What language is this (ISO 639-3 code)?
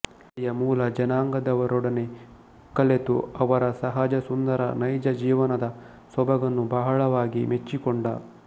kan